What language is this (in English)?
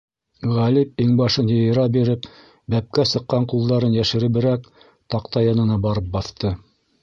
Bashkir